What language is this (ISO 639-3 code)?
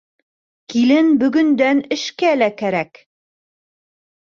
bak